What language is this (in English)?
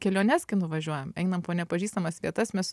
Lithuanian